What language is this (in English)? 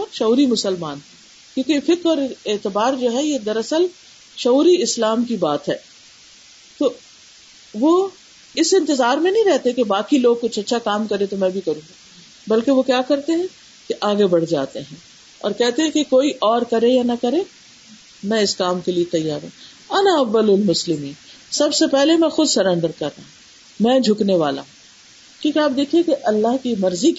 Urdu